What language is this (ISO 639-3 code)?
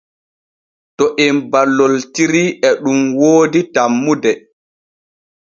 fue